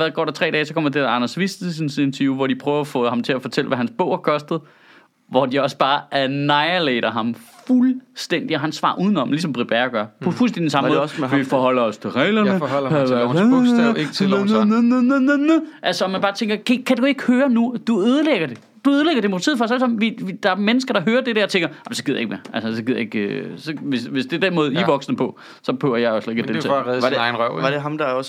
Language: Danish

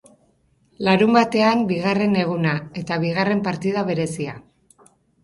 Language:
Basque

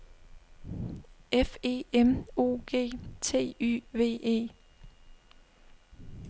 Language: Danish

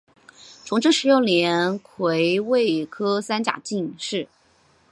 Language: Chinese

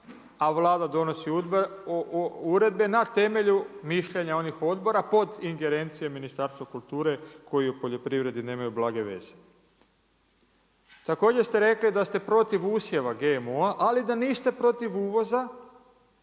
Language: Croatian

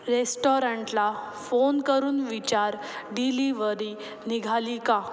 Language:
Marathi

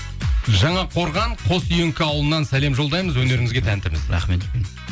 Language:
Kazakh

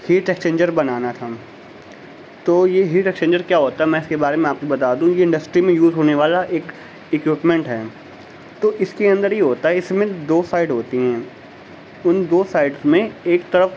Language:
Urdu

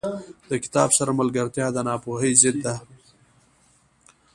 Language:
Pashto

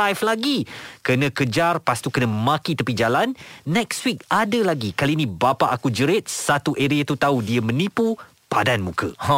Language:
Malay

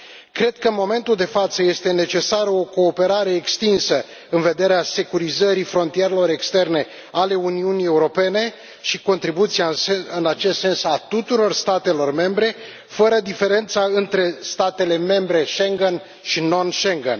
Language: Romanian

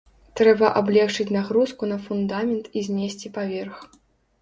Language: Belarusian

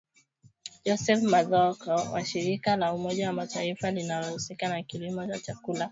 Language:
Swahili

